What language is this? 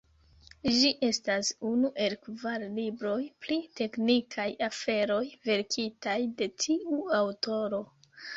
Esperanto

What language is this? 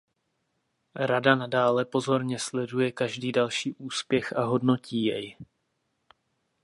Czech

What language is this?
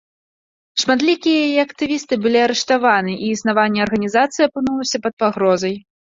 Belarusian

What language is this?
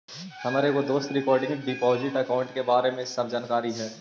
Magahi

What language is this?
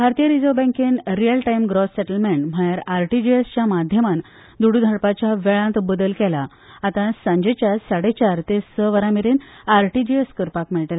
Konkani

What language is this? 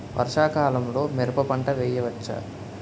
Telugu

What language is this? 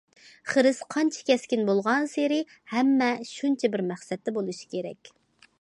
Uyghur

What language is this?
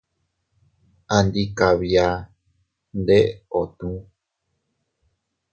Teutila Cuicatec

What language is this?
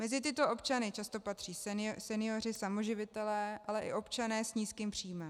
Czech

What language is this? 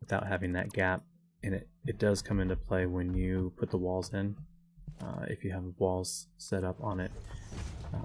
English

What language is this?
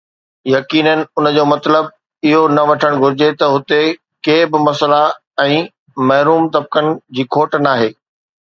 Sindhi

